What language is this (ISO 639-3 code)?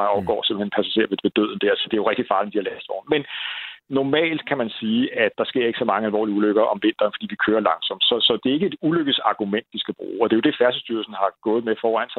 dan